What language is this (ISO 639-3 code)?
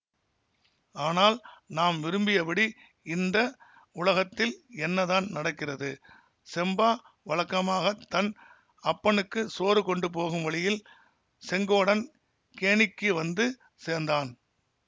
tam